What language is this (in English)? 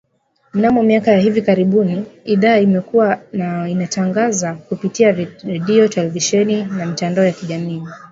Swahili